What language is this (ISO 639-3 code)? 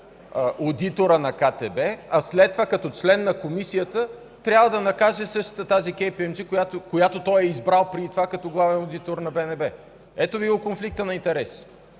bul